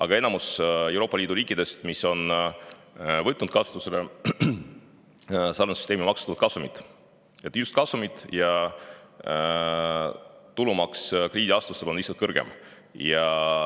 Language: Estonian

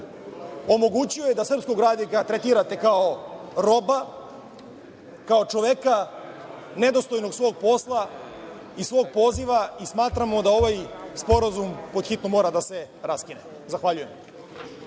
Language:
Serbian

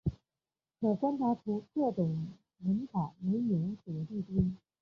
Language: Chinese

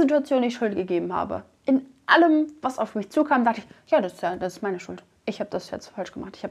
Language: German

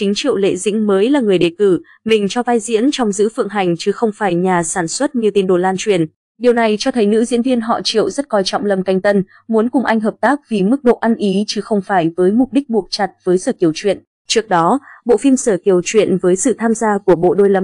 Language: Vietnamese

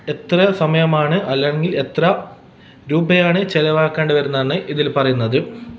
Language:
Malayalam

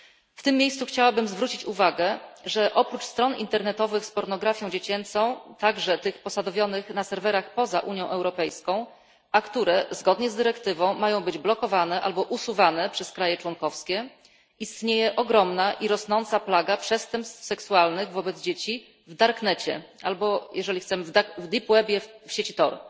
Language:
Polish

